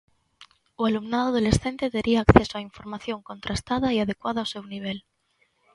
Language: Galician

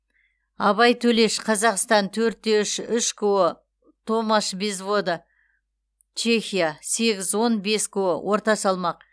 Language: Kazakh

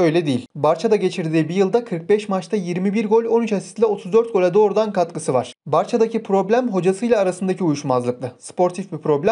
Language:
Turkish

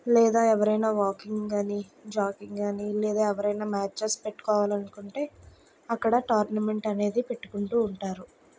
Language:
Telugu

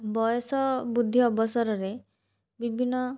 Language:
Odia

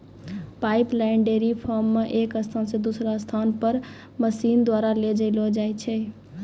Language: Maithili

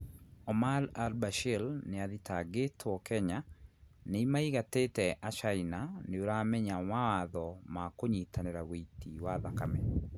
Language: Kikuyu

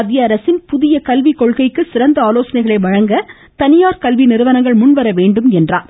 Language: Tamil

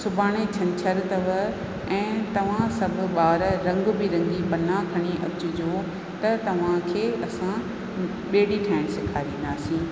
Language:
Sindhi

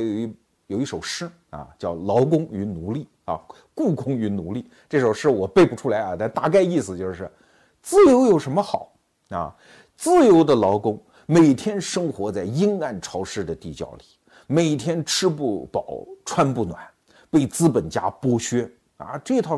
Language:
Chinese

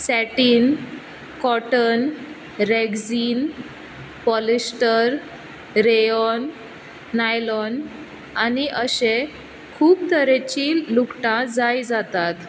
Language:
Konkani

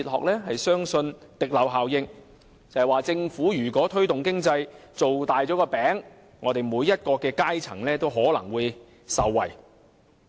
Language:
Cantonese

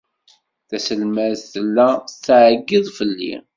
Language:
Kabyle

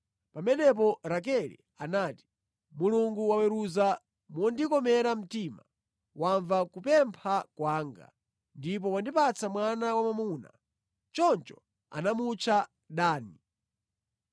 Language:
Nyanja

